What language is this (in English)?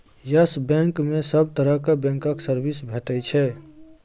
Maithili